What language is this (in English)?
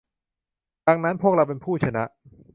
Thai